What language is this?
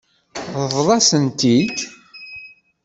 Kabyle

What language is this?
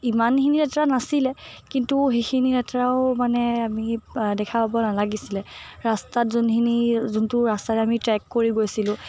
Assamese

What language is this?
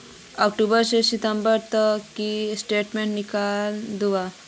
Magahi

